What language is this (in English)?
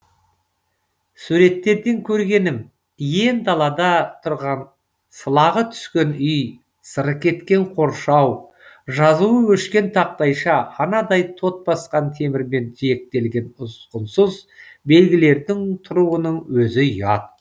Kazakh